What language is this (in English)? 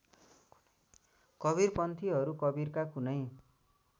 Nepali